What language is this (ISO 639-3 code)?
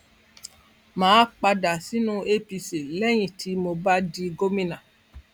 yor